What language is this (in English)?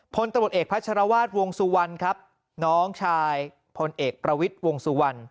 Thai